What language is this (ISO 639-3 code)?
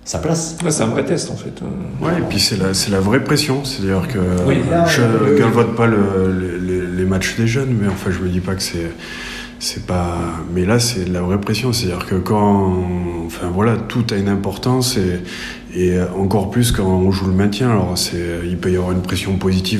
fra